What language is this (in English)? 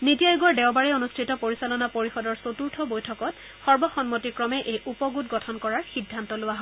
Assamese